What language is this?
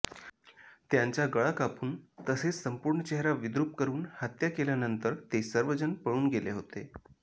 Marathi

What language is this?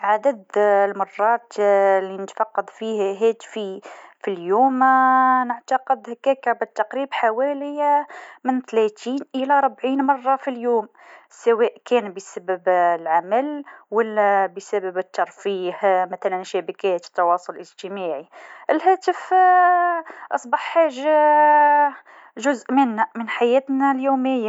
Tunisian Arabic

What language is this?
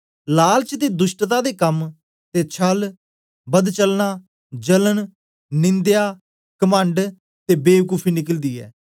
Dogri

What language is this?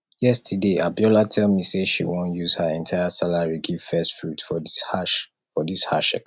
Nigerian Pidgin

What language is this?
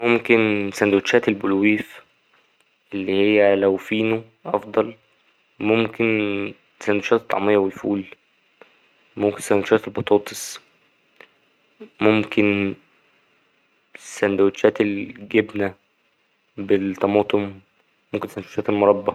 Egyptian Arabic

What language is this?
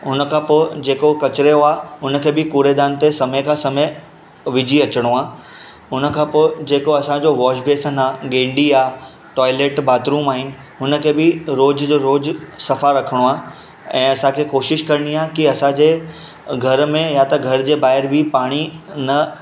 Sindhi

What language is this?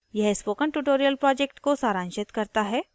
Hindi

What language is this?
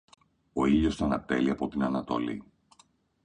Greek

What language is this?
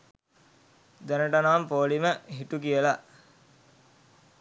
Sinhala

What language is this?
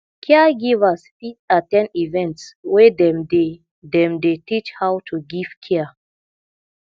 Nigerian Pidgin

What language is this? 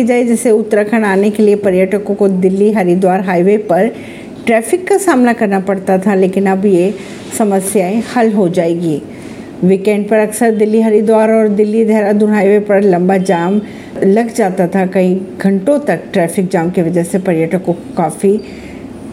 Hindi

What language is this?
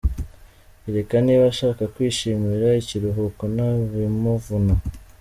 Kinyarwanda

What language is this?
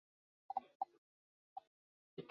Chinese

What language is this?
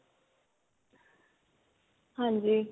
Punjabi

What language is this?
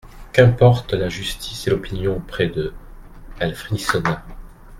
French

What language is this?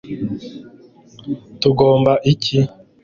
Kinyarwanda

